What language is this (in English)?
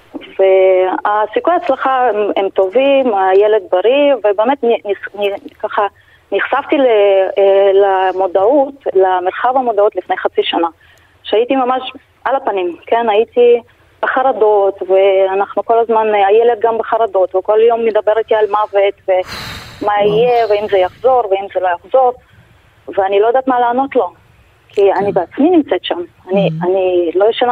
Hebrew